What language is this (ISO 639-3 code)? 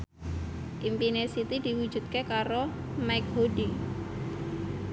jav